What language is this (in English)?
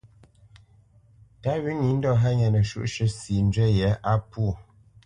Bamenyam